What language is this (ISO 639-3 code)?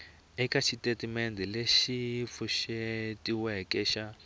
tso